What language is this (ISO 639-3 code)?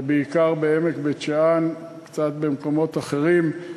heb